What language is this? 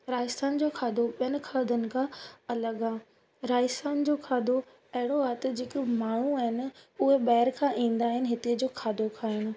Sindhi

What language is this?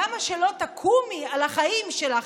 Hebrew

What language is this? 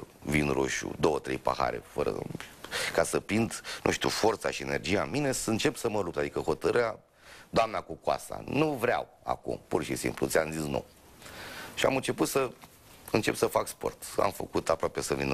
Romanian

